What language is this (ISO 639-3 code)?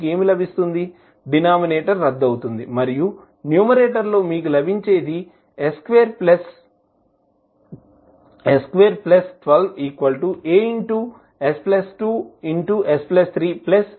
tel